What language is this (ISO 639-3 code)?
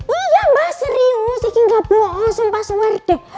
ind